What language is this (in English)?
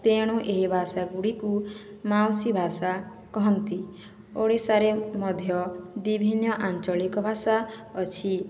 Odia